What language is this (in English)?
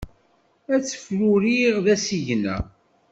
Kabyle